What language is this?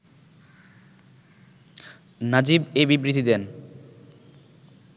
Bangla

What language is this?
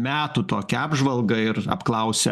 Lithuanian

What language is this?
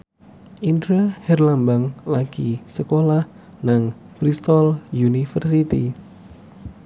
Javanese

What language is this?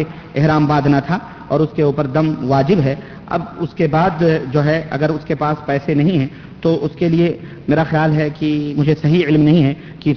Urdu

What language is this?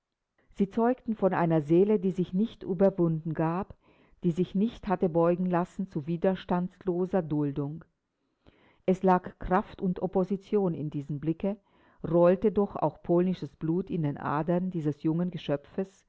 German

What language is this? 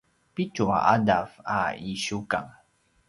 Paiwan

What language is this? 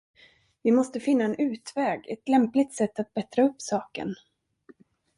Swedish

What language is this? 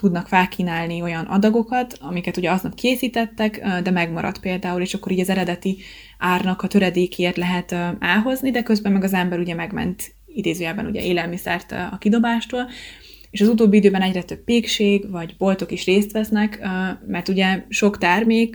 Hungarian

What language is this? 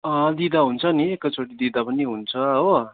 Nepali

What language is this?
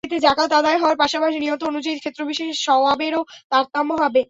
Bangla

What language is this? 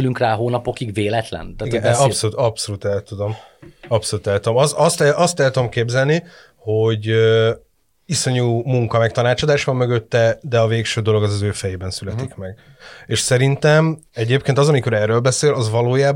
Hungarian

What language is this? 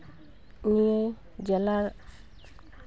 Santali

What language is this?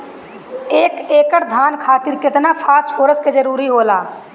Bhojpuri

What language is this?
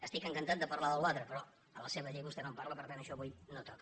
Catalan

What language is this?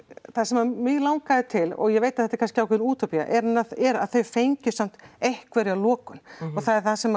Icelandic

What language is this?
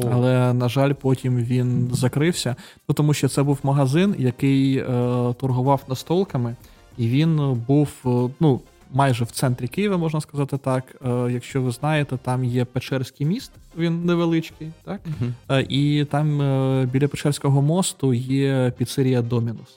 Ukrainian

